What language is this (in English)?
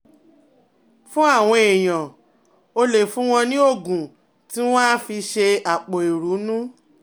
Yoruba